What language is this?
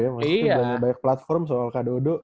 Indonesian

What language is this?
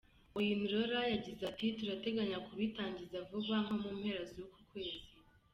Kinyarwanda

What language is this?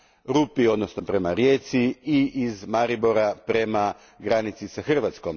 Croatian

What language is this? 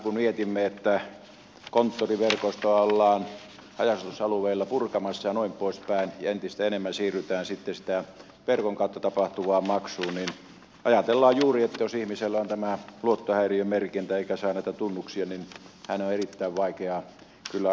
Finnish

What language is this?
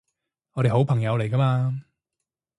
Cantonese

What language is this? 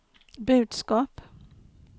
Swedish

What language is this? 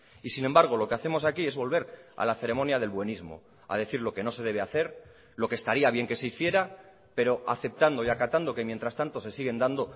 Spanish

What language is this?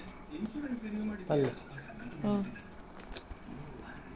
Kannada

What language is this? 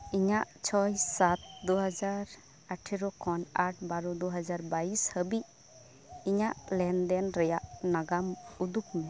Santali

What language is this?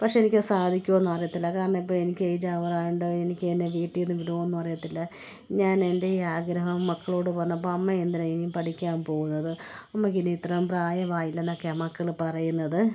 Malayalam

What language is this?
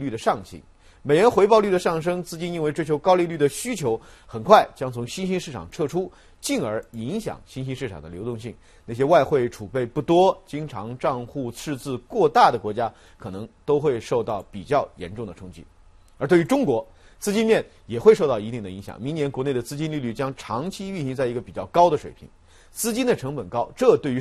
Chinese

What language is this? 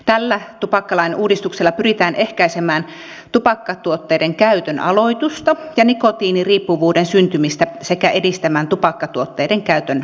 Finnish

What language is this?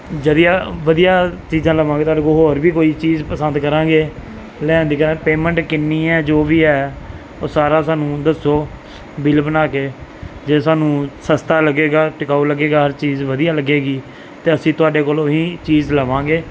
Punjabi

